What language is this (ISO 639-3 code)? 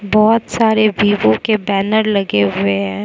hin